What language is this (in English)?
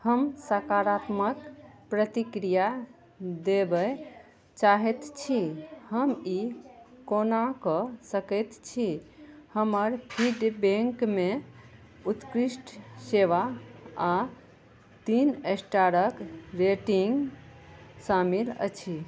Maithili